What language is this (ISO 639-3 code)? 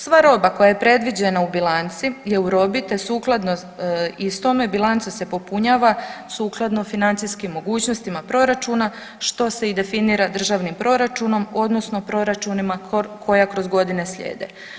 hrv